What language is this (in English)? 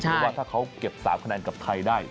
Thai